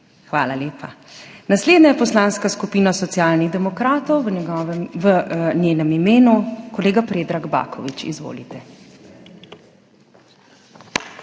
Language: Slovenian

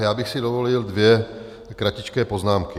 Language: Czech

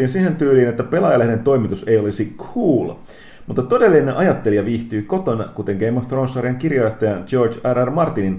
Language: Finnish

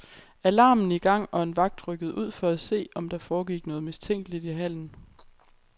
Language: Danish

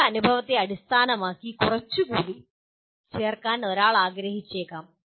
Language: Malayalam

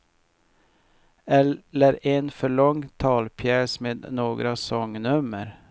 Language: Swedish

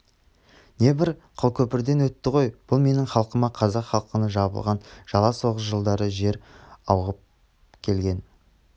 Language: Kazakh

